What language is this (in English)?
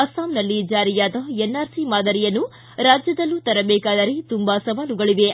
Kannada